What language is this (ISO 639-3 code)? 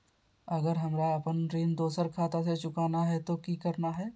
mag